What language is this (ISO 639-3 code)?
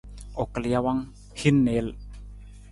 nmz